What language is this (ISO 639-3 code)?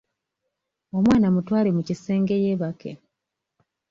lug